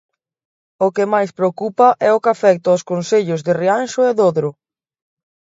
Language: Galician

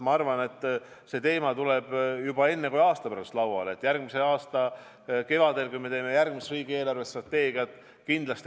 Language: Estonian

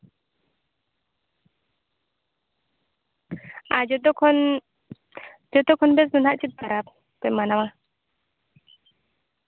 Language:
Santali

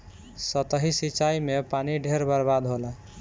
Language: Bhojpuri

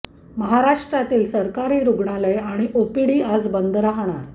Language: Marathi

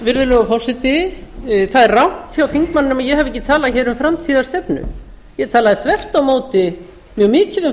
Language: Icelandic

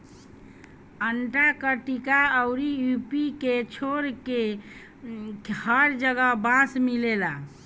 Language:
Bhojpuri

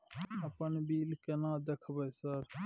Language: Maithili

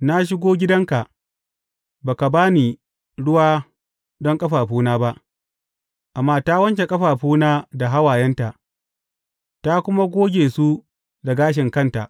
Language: Hausa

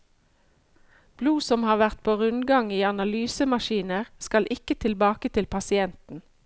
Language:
Norwegian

